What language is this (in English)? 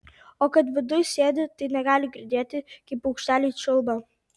Lithuanian